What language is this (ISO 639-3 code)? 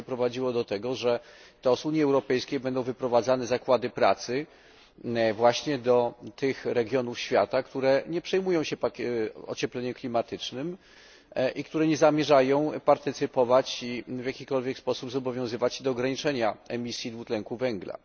pol